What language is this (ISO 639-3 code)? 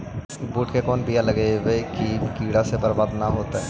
mag